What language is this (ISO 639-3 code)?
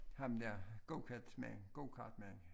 dan